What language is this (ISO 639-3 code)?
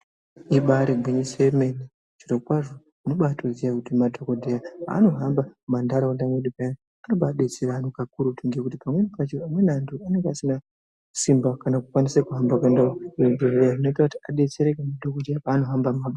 ndc